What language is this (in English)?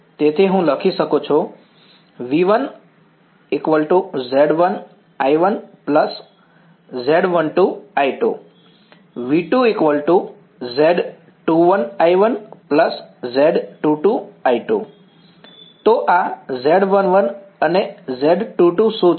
Gujarati